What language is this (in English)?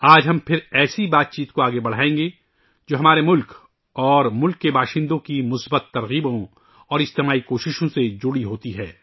Urdu